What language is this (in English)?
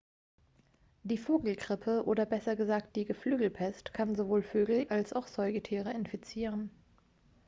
German